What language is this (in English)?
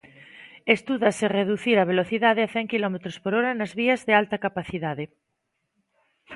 Galician